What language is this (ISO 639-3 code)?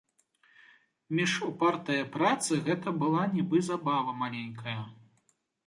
bel